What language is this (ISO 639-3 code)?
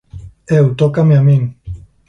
glg